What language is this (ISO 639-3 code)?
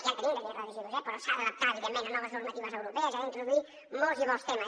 cat